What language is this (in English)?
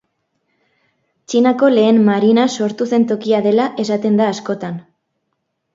Basque